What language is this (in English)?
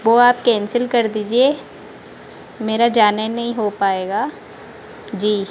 Hindi